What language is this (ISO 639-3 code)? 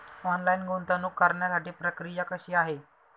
mar